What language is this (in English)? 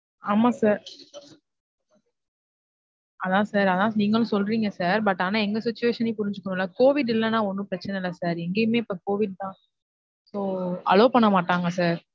Tamil